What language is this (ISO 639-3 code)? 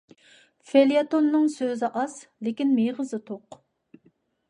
uig